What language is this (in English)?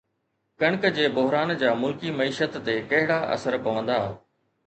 Sindhi